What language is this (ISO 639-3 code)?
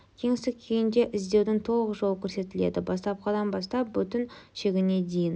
kaz